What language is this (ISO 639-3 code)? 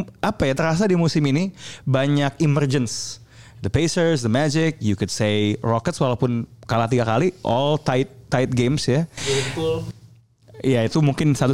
ind